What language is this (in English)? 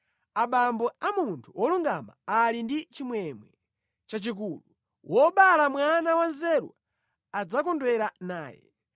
Nyanja